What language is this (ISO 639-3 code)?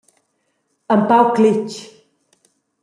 roh